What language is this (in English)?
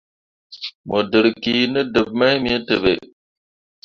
Mundang